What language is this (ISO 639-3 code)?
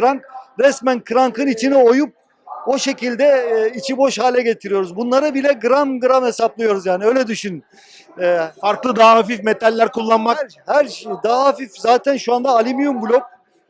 tur